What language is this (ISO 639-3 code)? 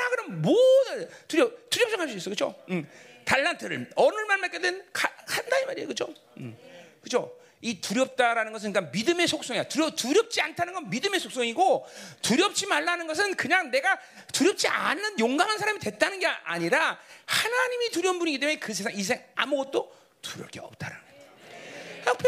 kor